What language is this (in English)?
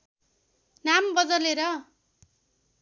Nepali